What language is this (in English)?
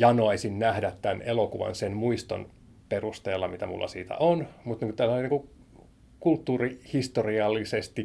Finnish